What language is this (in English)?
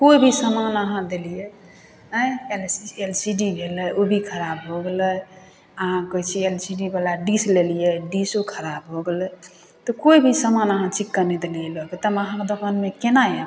Maithili